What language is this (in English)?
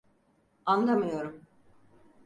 Turkish